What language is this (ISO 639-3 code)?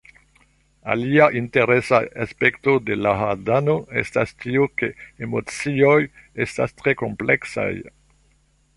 epo